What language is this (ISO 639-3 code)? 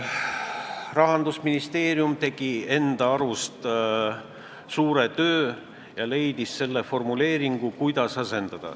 est